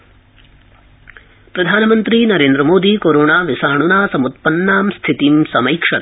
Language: Sanskrit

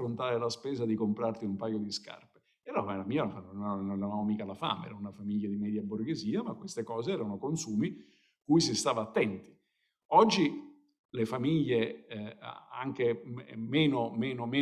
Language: Italian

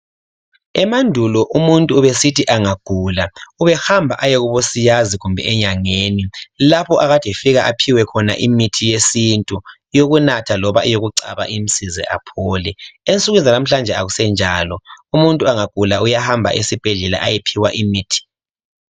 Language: North Ndebele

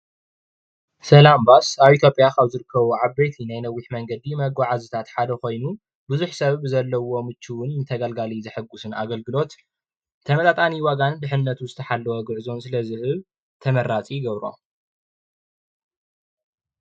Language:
Tigrinya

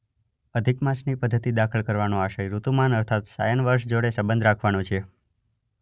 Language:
Gujarati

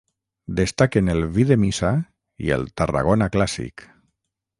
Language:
Catalan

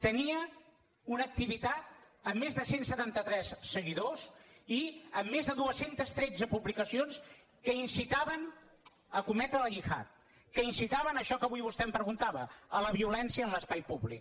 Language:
Catalan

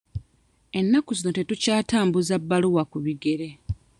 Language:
Ganda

